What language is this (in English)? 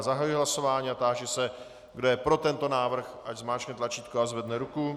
Czech